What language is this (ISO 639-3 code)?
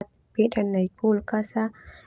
twu